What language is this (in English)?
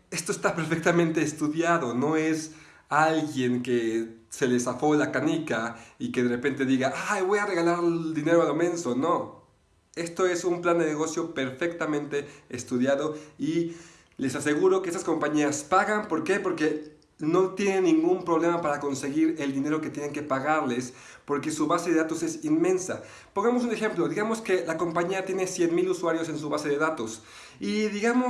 Spanish